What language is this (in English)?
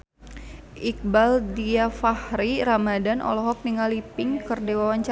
Sundanese